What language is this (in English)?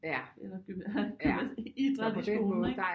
Danish